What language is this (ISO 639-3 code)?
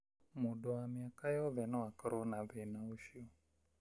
kik